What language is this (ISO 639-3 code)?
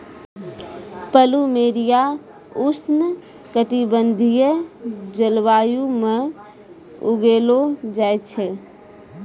mai